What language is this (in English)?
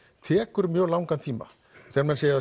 Icelandic